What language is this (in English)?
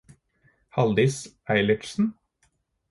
Norwegian Bokmål